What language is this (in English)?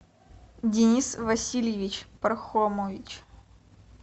Russian